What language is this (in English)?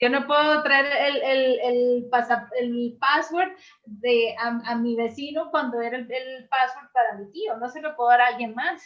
Spanish